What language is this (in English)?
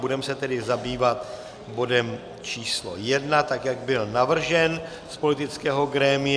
Czech